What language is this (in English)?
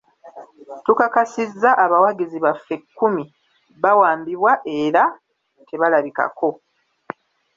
Ganda